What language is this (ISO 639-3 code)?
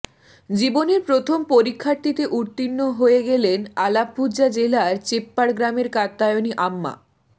ben